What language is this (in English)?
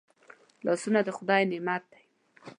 Pashto